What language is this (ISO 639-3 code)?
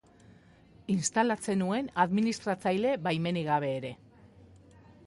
eus